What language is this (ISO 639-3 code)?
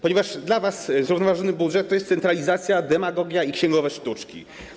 pol